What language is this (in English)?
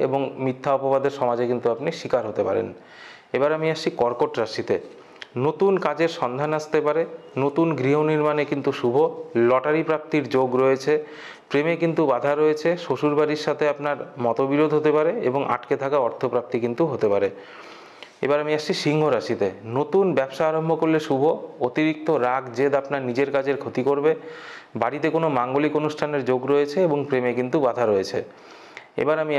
Romanian